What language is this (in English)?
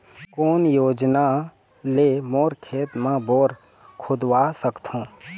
Chhattisgarhi